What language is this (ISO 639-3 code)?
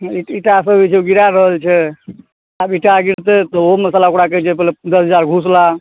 mai